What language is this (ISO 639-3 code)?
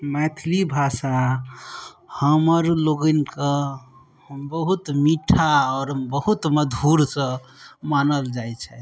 mai